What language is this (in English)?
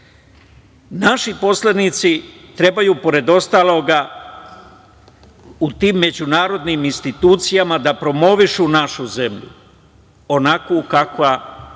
Serbian